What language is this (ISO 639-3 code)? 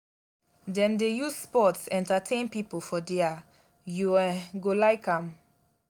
pcm